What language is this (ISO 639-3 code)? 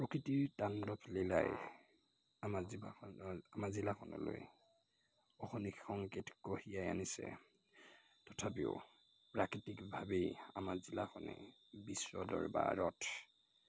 asm